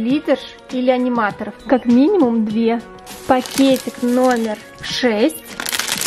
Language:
Russian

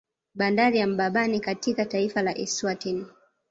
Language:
Swahili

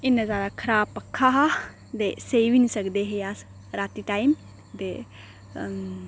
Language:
Dogri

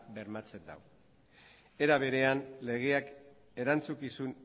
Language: Basque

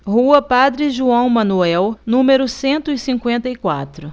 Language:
Portuguese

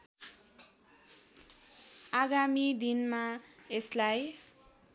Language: Nepali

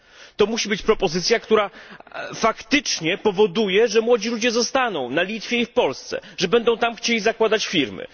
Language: Polish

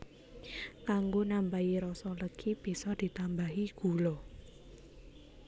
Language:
Javanese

